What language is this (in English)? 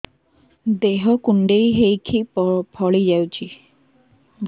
Odia